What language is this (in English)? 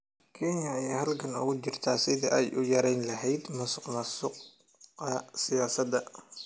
Somali